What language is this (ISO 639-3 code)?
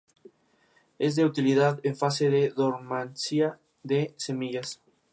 spa